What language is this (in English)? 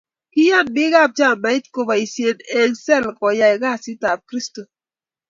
Kalenjin